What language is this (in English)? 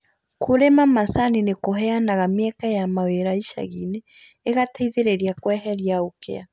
Kikuyu